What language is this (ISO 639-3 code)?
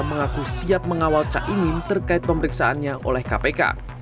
ind